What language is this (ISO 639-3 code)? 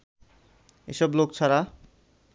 ben